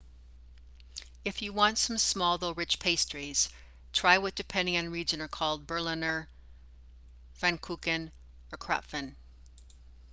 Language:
English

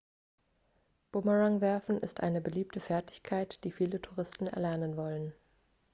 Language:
German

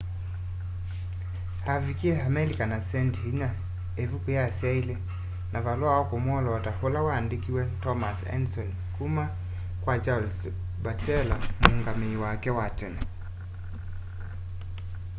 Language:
Kamba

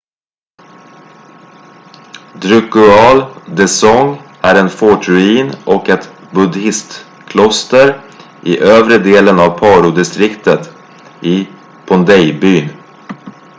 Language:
Swedish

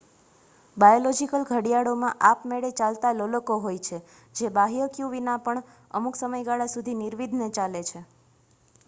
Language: Gujarati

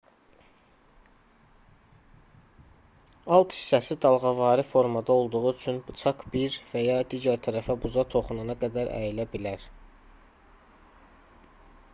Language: Azerbaijani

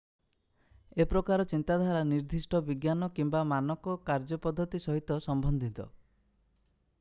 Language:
Odia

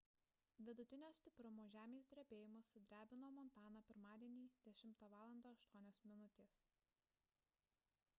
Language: Lithuanian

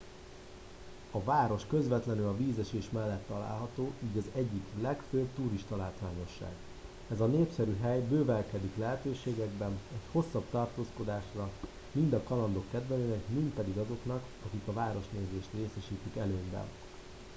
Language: Hungarian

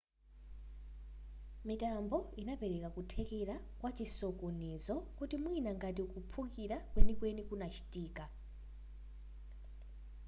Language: Nyanja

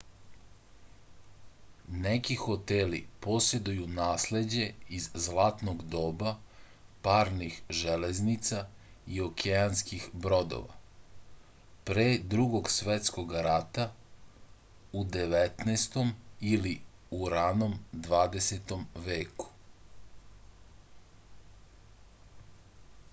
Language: Serbian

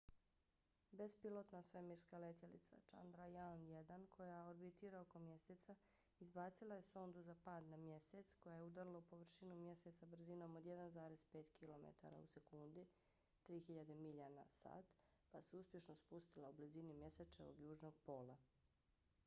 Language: Bosnian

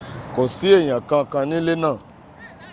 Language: Yoruba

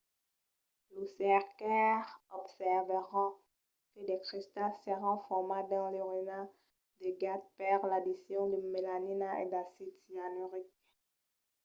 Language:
Occitan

